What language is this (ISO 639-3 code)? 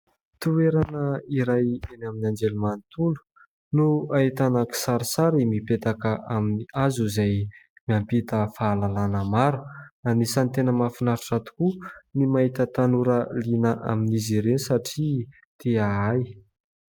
mlg